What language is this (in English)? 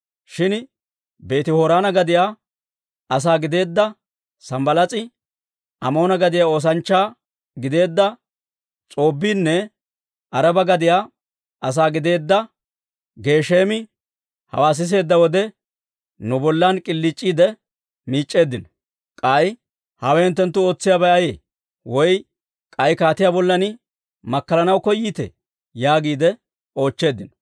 Dawro